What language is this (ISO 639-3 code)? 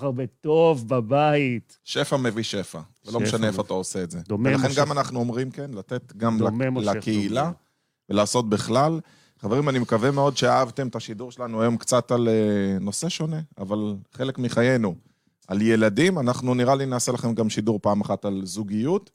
heb